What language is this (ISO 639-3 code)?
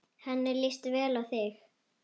isl